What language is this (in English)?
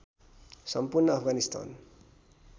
Nepali